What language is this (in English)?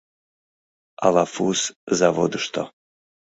Mari